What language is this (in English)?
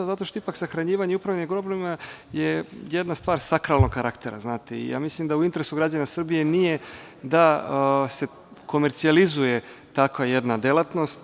Serbian